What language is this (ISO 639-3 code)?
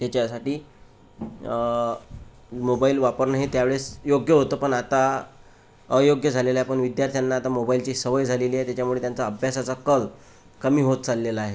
mar